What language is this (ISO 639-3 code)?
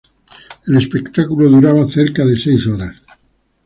spa